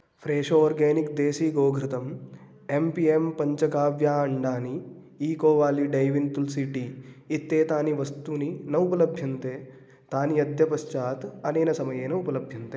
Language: Sanskrit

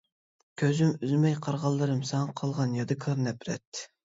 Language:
Uyghur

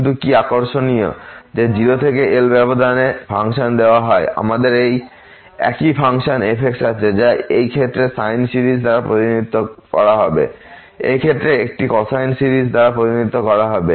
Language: Bangla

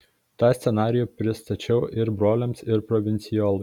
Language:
Lithuanian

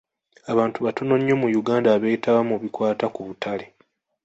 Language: Ganda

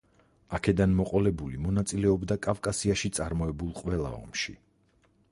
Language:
Georgian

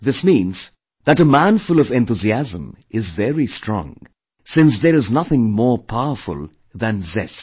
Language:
English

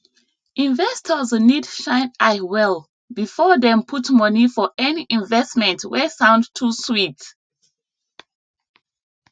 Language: Nigerian Pidgin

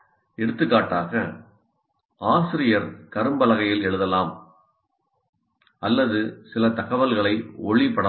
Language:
Tamil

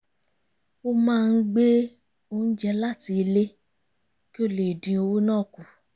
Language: Yoruba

